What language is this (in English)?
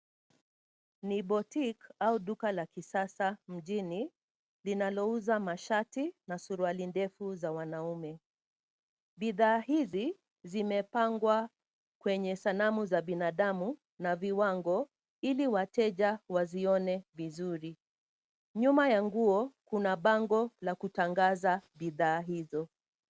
Swahili